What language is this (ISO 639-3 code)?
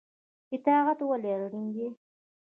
pus